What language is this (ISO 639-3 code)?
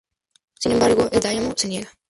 spa